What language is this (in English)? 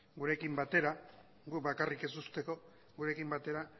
Basque